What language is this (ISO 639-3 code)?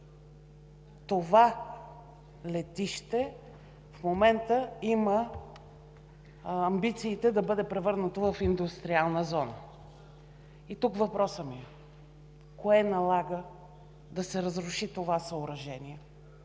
bul